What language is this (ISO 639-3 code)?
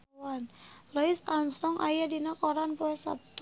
sun